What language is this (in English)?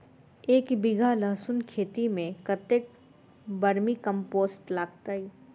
Maithili